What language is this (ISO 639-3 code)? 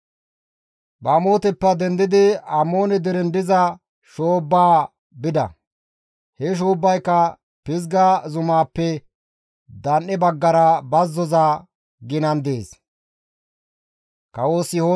gmv